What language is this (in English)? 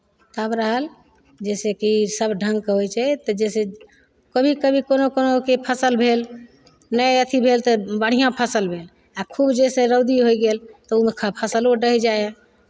Maithili